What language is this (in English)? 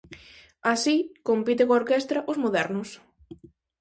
Galician